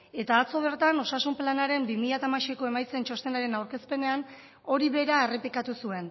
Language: Basque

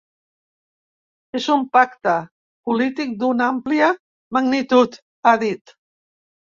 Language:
Catalan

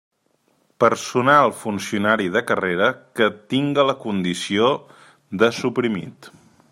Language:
Catalan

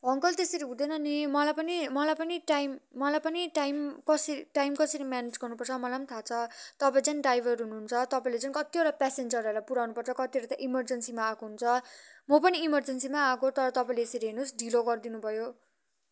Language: Nepali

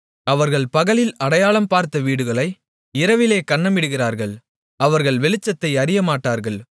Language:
Tamil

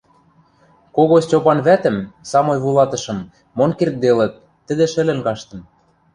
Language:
Western Mari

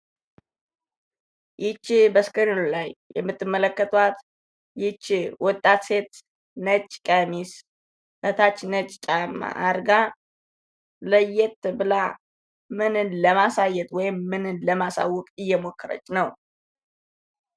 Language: Amharic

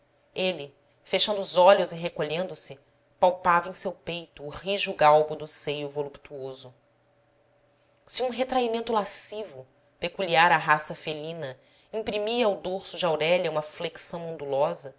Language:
Portuguese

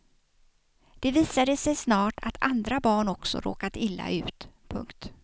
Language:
Swedish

